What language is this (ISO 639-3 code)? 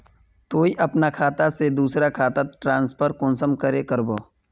mag